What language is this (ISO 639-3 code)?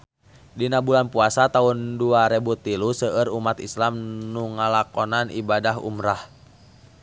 sun